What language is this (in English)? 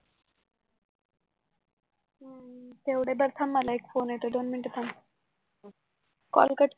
Marathi